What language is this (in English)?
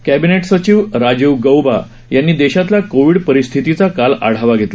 Marathi